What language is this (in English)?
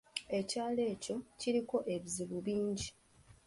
Ganda